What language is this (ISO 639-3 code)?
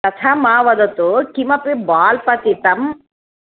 san